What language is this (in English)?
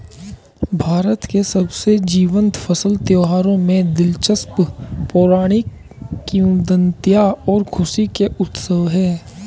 Hindi